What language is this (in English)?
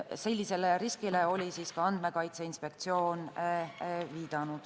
Estonian